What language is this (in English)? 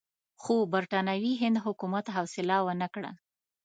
Pashto